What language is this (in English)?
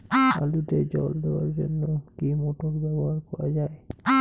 Bangla